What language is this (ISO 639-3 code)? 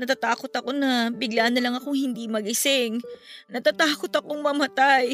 fil